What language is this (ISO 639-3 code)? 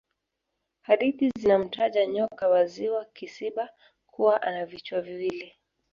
swa